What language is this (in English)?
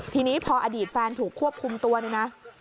Thai